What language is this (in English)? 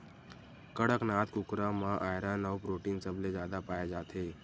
Chhattisgarhi